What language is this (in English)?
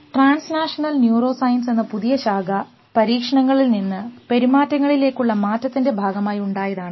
Malayalam